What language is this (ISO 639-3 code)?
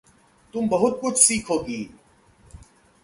hin